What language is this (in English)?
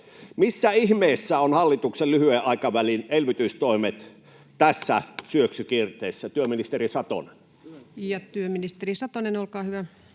Finnish